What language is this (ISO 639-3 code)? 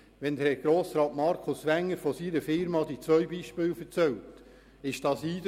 gsw